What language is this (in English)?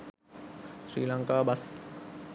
Sinhala